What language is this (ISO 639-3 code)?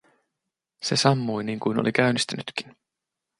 fin